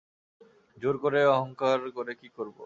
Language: Bangla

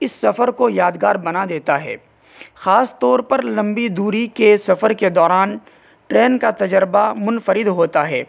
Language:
Urdu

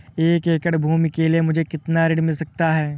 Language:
Hindi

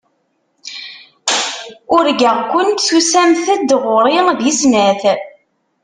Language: Kabyle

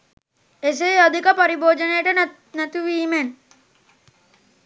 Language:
Sinhala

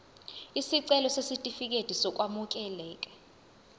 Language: Zulu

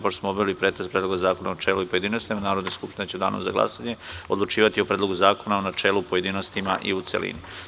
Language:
Serbian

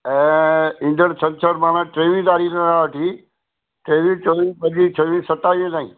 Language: Sindhi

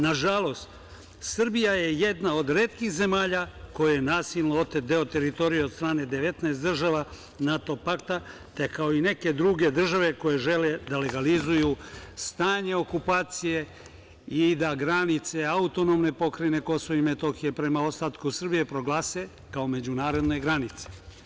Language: Serbian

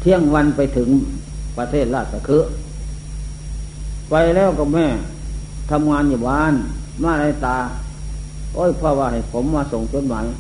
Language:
Thai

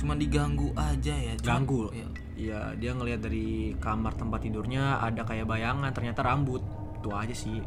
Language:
Indonesian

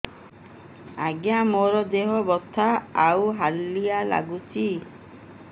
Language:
Odia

